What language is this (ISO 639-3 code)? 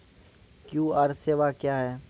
mai